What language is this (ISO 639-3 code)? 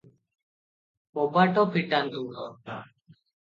ori